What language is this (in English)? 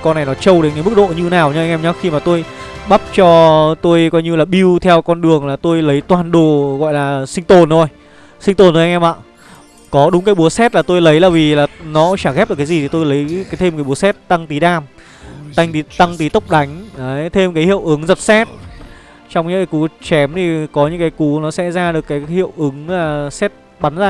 Vietnamese